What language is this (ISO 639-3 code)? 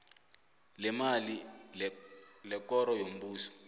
nbl